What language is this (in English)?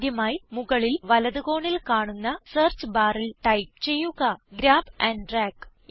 Malayalam